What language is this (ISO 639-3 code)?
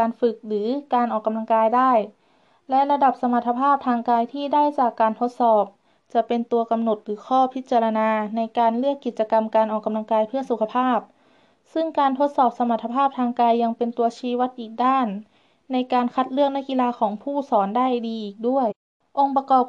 tha